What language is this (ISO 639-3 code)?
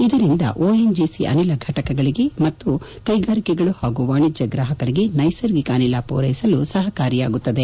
kan